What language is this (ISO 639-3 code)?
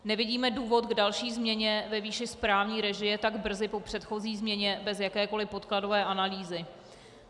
ces